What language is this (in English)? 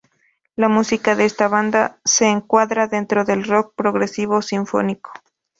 Spanish